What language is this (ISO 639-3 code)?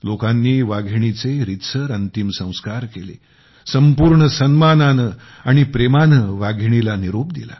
mar